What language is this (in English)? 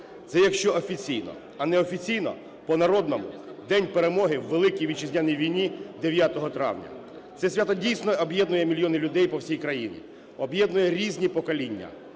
Ukrainian